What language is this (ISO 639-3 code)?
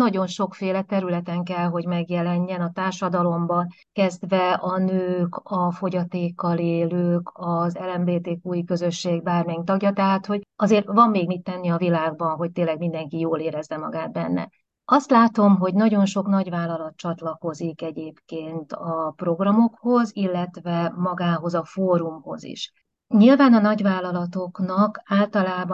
hun